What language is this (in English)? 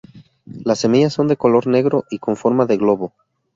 Spanish